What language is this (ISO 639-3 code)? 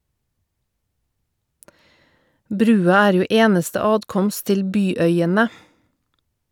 nor